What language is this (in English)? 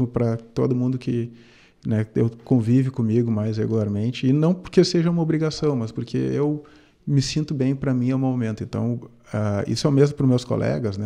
Portuguese